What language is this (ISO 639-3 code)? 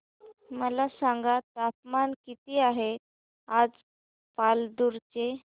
mar